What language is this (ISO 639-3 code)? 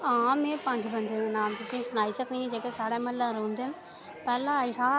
doi